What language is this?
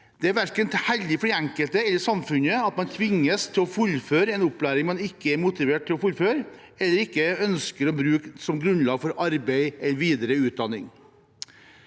Norwegian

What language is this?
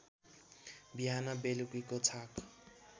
Nepali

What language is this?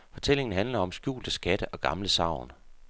Danish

